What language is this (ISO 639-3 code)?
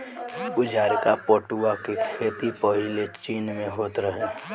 bho